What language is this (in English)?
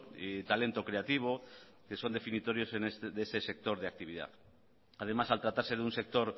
Spanish